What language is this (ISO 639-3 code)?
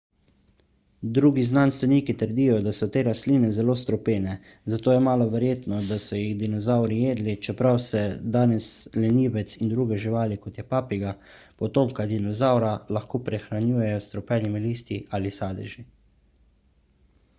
slv